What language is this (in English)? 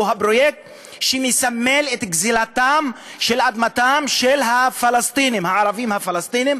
Hebrew